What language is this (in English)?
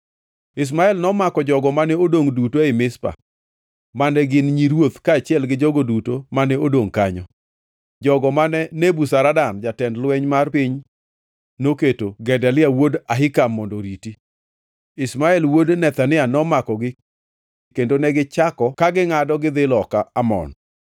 Luo (Kenya and Tanzania)